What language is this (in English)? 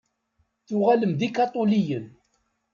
Kabyle